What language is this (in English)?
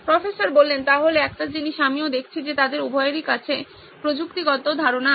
Bangla